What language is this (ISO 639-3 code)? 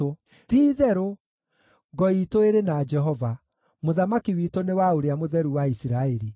kik